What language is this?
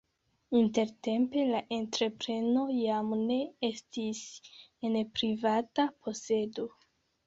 Esperanto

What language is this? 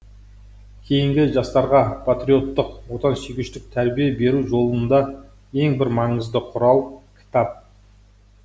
Kazakh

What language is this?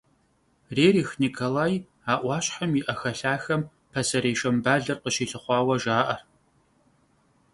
Kabardian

